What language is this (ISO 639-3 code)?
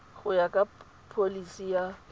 tsn